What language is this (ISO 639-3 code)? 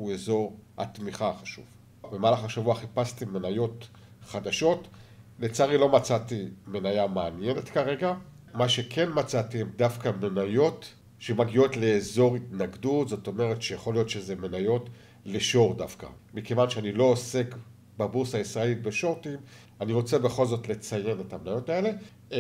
heb